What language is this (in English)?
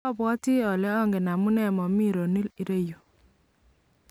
Kalenjin